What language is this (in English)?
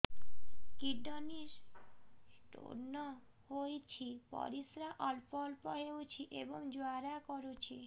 Odia